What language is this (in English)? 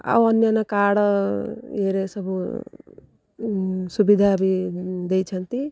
Odia